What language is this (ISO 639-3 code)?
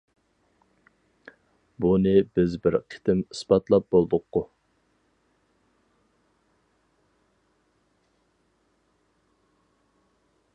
uig